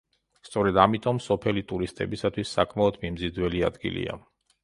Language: Georgian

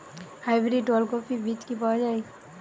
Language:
Bangla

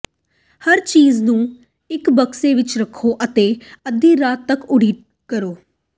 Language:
Punjabi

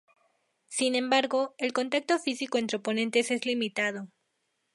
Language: Spanish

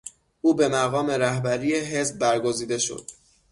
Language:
Persian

